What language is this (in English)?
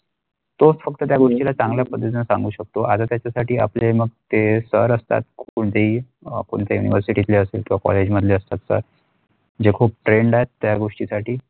Marathi